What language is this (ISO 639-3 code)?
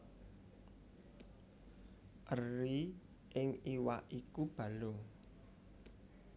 jav